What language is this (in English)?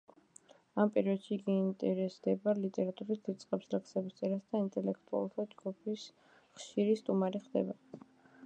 Georgian